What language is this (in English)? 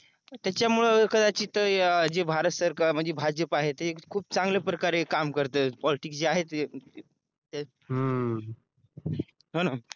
Marathi